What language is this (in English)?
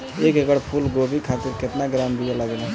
Bhojpuri